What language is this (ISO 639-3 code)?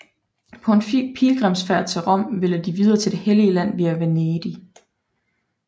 dan